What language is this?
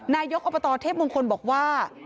Thai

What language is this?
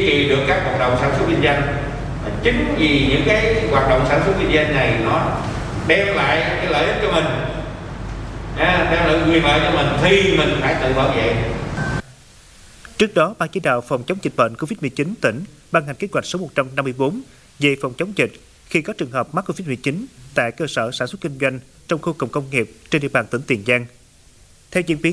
Vietnamese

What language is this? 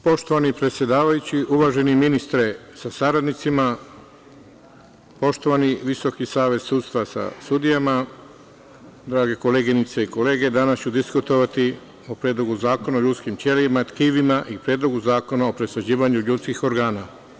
Serbian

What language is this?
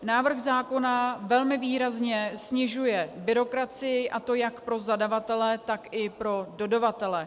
Czech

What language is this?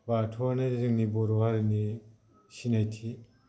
Bodo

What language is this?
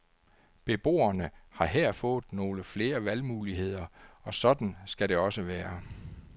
Danish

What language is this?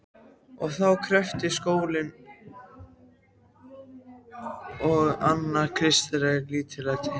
Icelandic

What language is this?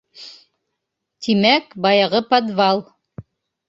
Bashkir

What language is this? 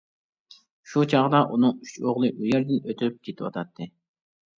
Uyghur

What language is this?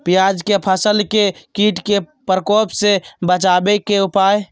Magahi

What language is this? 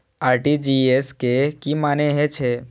Maithili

